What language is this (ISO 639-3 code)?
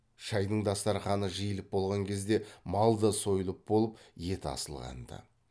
kaz